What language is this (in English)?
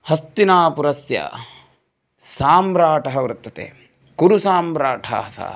Sanskrit